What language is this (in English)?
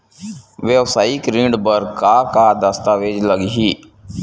Chhattisgarhi